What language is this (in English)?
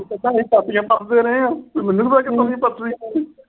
Punjabi